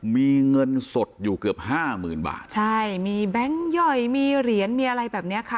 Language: Thai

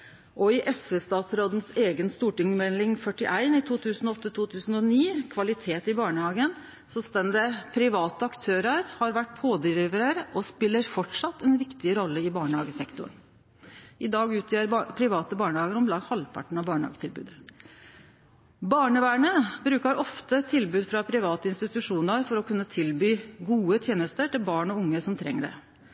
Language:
Norwegian Nynorsk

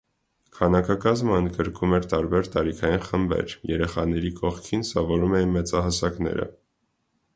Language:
Armenian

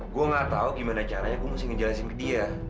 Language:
Indonesian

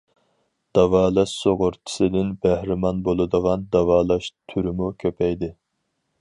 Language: Uyghur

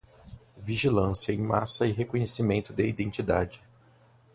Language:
Portuguese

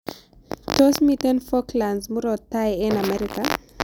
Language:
Kalenjin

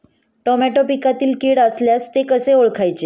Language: Marathi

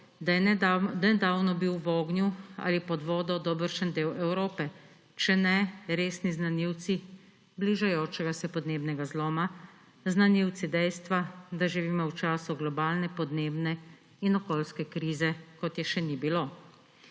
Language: Slovenian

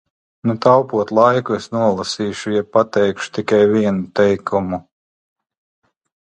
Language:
Latvian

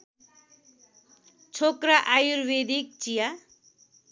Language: Nepali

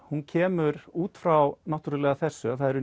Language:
Icelandic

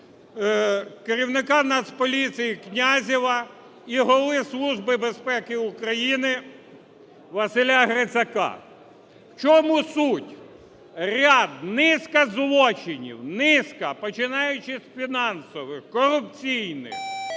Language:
Ukrainian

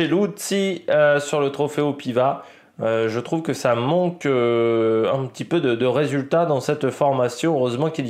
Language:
French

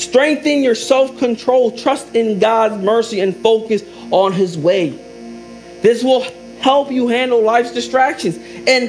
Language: English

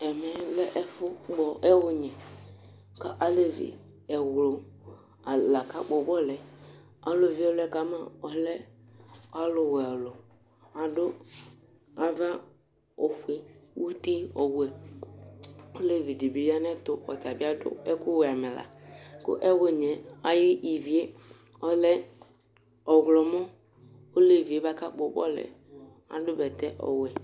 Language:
Ikposo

